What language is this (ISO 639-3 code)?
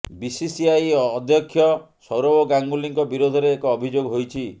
ori